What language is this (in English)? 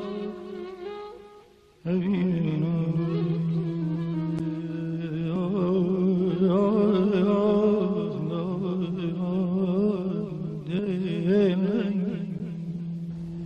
Persian